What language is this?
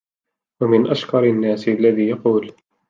Arabic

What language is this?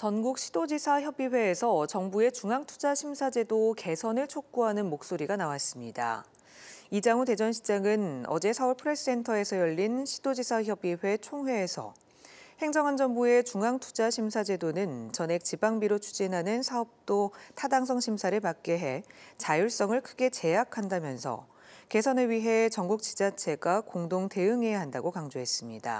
Korean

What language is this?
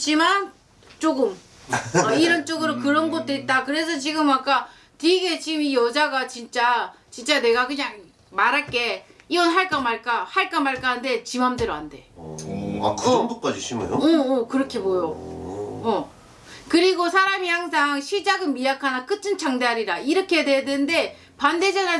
Korean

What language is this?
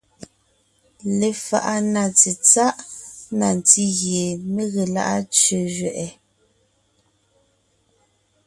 Ngiemboon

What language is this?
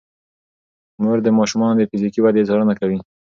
Pashto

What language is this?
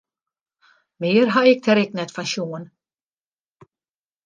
Western Frisian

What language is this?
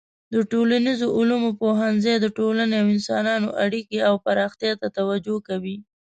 Pashto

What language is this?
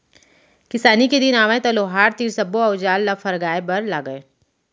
Chhattisgarhi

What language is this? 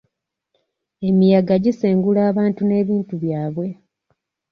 Ganda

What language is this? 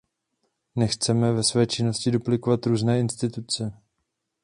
Czech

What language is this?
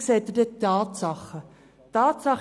Swiss German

